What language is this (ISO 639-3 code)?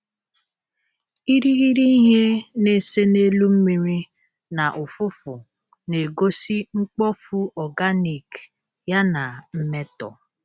ibo